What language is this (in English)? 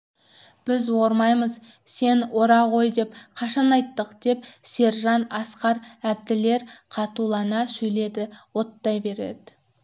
Kazakh